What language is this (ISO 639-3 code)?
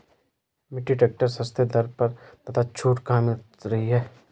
hin